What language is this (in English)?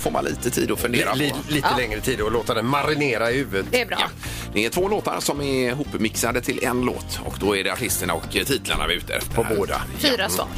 Swedish